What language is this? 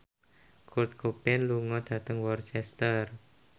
Javanese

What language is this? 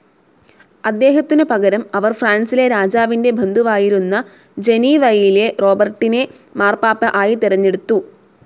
Malayalam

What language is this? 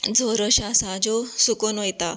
Konkani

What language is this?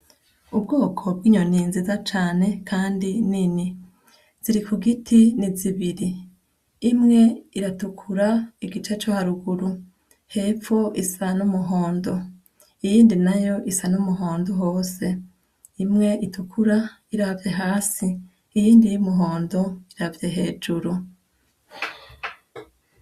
Rundi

